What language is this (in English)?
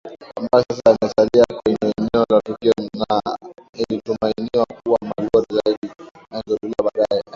Swahili